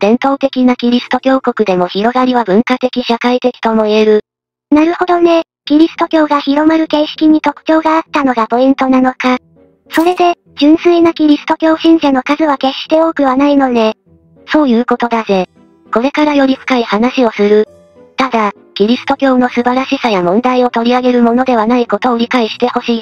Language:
Japanese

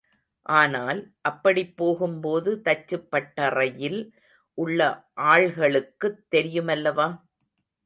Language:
Tamil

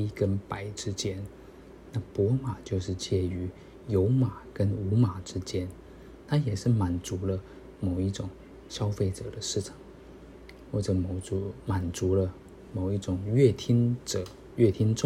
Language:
Chinese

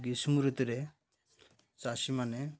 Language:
Odia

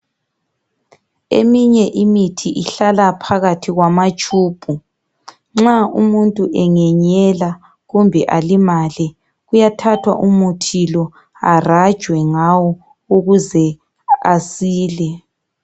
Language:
North Ndebele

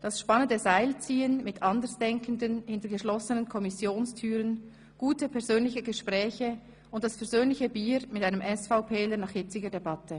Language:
Swiss German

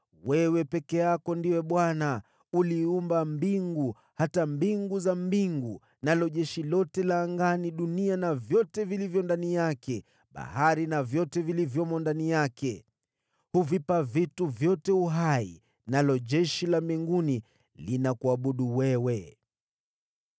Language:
Swahili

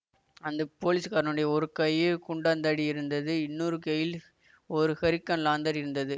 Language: Tamil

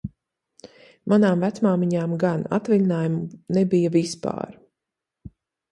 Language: Latvian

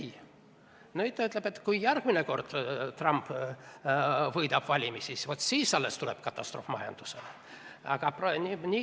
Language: Estonian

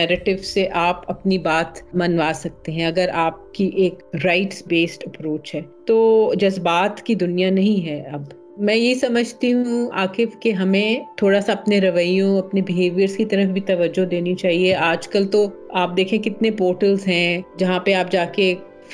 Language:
Urdu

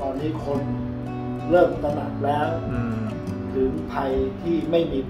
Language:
Thai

